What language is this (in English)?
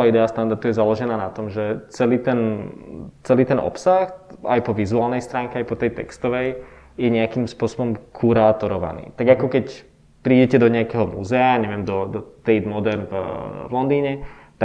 Czech